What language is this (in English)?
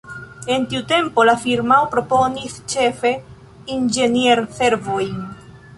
Esperanto